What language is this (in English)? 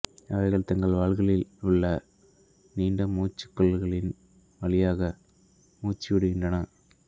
Tamil